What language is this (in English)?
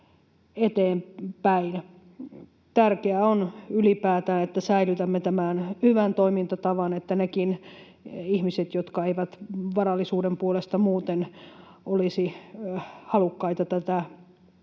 Finnish